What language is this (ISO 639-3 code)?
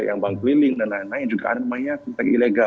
ind